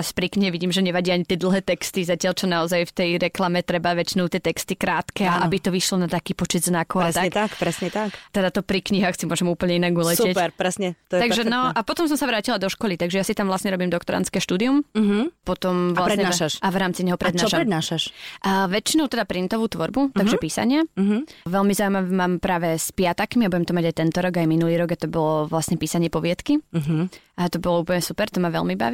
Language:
Slovak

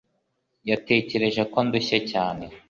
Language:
Kinyarwanda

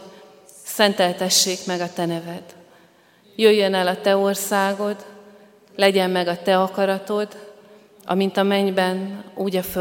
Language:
Hungarian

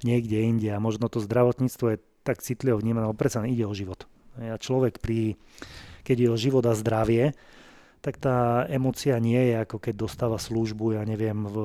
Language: Slovak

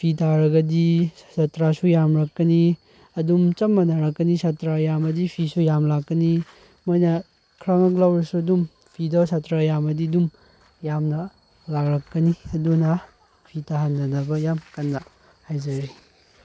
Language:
Manipuri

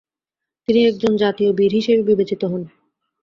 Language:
Bangla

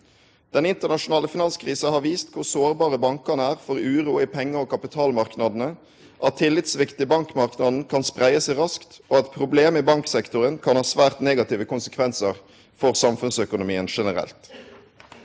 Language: Norwegian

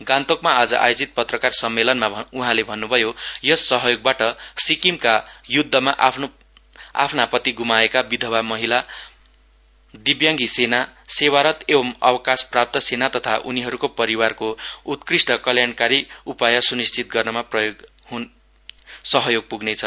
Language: Nepali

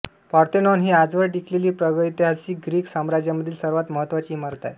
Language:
Marathi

